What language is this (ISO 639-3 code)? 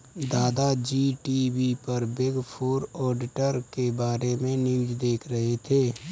hin